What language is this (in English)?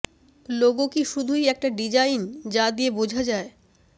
Bangla